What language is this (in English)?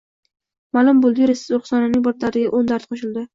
Uzbek